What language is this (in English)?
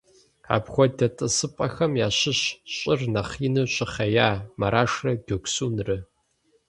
Kabardian